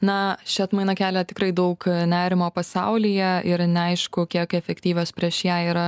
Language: Lithuanian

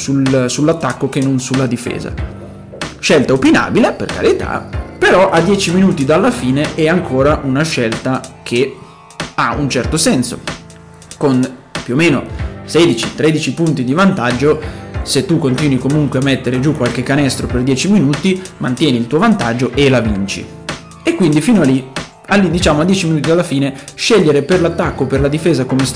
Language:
Italian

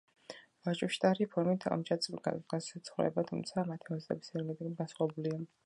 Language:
Georgian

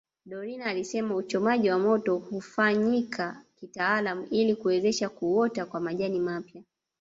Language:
Swahili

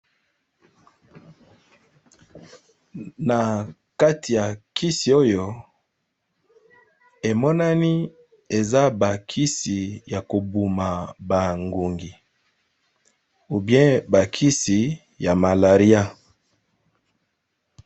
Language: Lingala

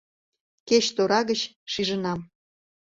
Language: Mari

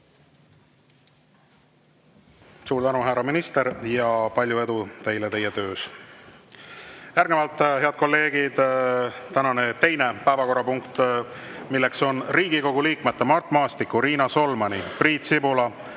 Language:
Estonian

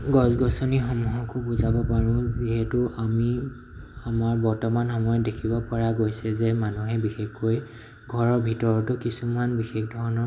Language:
Assamese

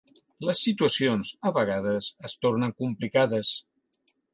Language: Catalan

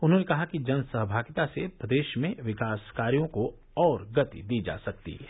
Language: Hindi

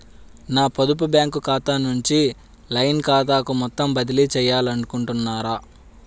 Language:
Telugu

